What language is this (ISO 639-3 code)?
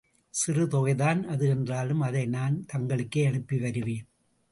tam